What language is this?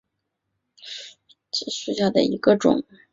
Chinese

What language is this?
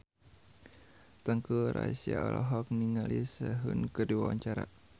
Sundanese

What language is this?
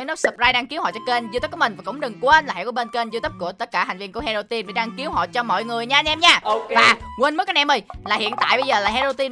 Vietnamese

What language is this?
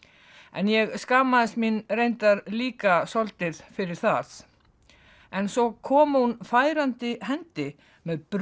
Icelandic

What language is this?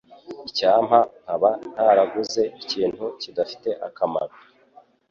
Kinyarwanda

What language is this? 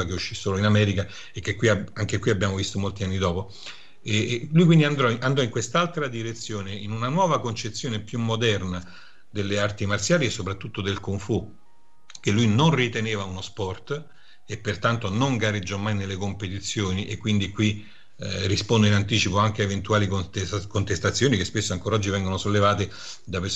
Italian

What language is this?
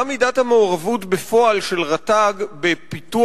Hebrew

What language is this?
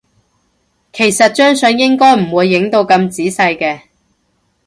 Cantonese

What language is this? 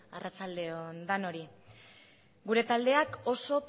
Basque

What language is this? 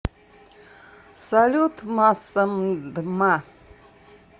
Russian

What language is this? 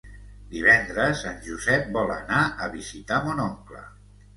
Catalan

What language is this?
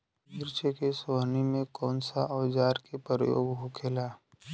Bhojpuri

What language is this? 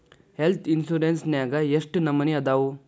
Kannada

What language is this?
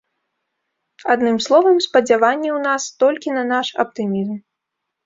Belarusian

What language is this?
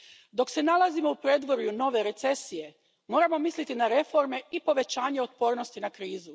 Croatian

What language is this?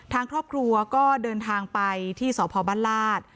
Thai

